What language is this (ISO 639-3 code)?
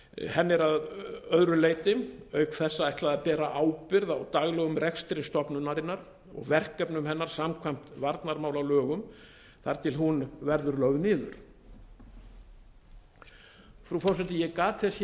isl